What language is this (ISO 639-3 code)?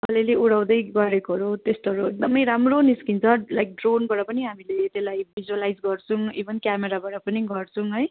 nep